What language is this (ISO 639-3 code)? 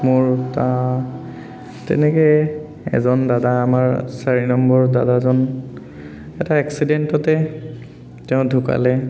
asm